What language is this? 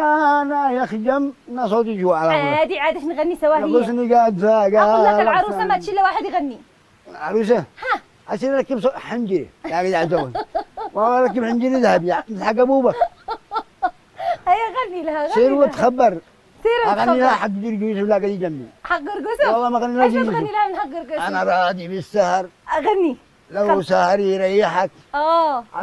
Arabic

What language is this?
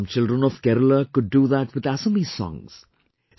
English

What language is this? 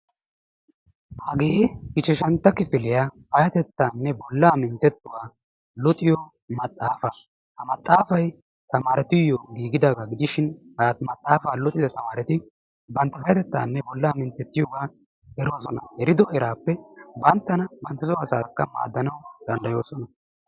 Wolaytta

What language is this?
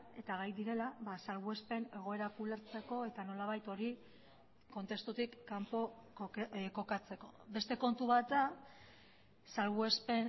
Basque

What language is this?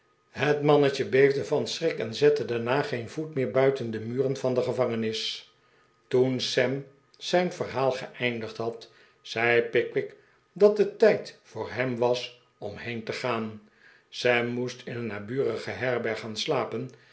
Dutch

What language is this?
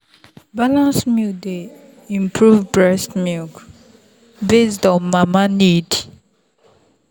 Nigerian Pidgin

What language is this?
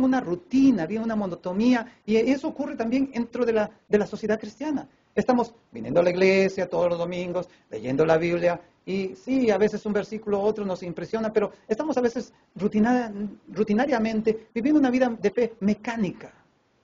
Spanish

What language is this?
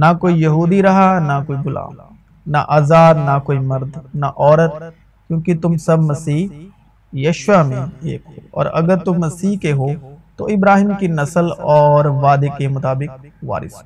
Urdu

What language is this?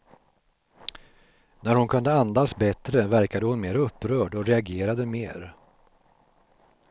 Swedish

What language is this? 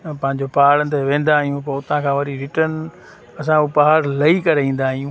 Sindhi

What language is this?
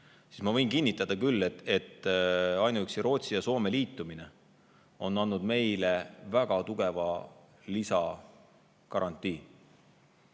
Estonian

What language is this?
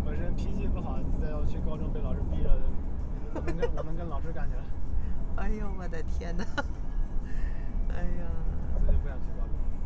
Chinese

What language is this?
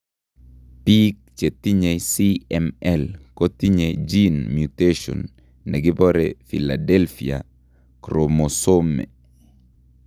Kalenjin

